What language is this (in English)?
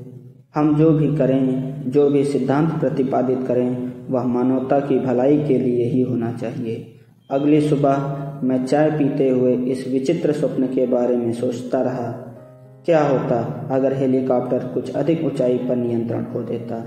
Hindi